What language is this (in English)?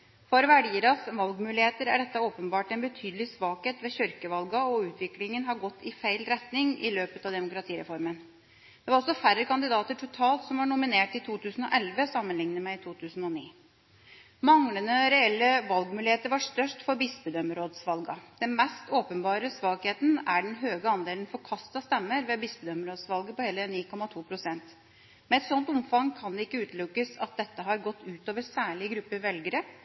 Norwegian Bokmål